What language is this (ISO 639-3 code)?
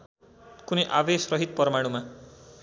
nep